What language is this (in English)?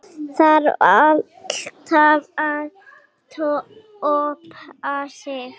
Icelandic